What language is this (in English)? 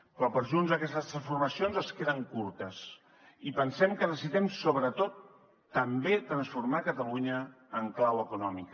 Catalan